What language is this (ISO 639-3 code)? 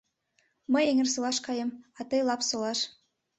chm